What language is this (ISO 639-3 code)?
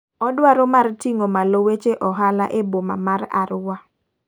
luo